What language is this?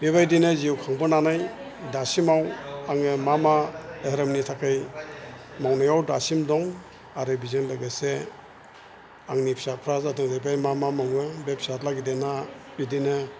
Bodo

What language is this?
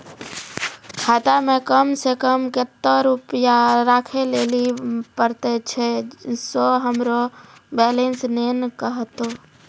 Maithili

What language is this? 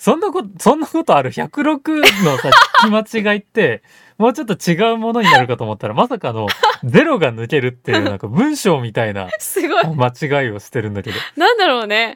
Japanese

